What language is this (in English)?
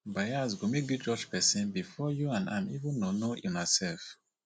Nigerian Pidgin